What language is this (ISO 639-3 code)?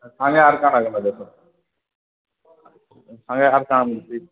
ori